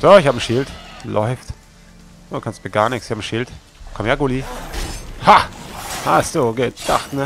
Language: German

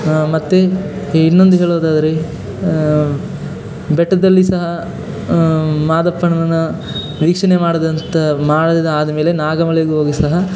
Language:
Kannada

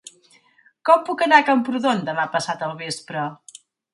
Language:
Catalan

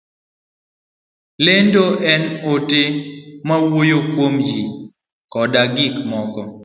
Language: Luo (Kenya and Tanzania)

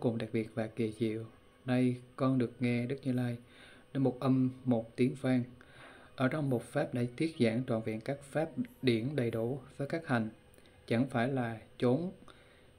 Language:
Vietnamese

